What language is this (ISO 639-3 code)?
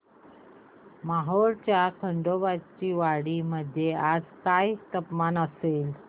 mar